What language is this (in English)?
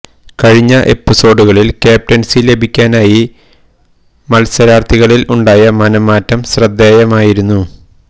Malayalam